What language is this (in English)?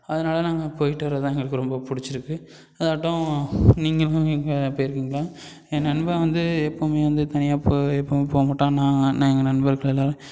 Tamil